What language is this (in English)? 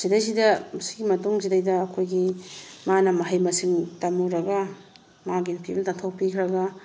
Manipuri